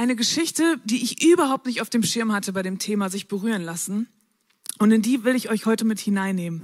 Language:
German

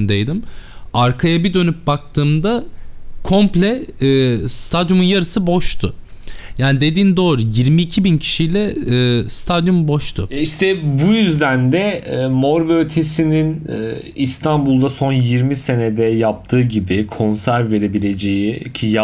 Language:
Turkish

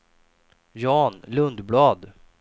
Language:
Swedish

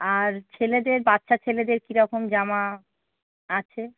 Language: Bangla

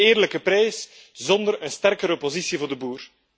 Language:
Dutch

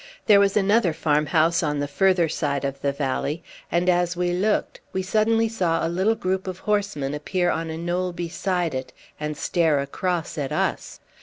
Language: English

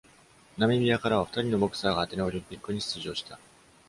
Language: Japanese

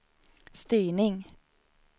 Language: Swedish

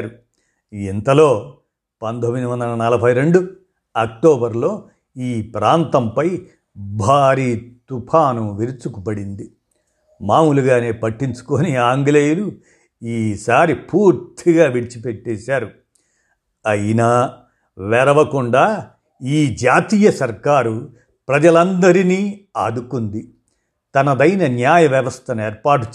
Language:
Telugu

